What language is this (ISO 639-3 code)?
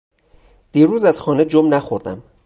fas